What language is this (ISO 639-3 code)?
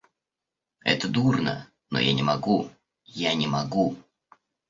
rus